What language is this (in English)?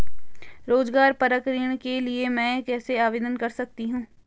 Hindi